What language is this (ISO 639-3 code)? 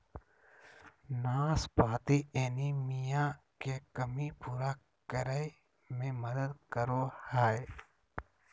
mag